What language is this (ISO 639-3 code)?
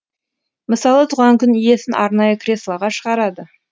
kaz